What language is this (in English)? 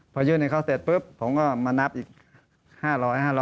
Thai